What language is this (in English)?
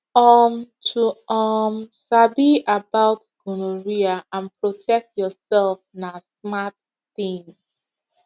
Nigerian Pidgin